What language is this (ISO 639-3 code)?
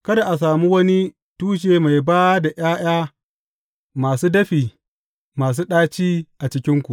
hau